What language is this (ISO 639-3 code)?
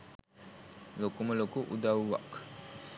sin